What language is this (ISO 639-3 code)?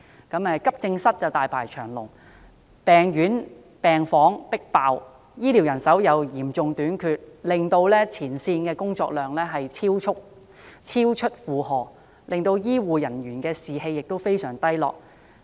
yue